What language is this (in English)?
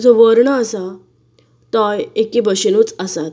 Konkani